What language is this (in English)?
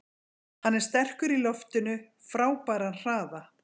Icelandic